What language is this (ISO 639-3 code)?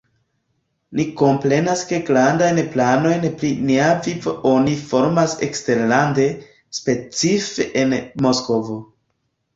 epo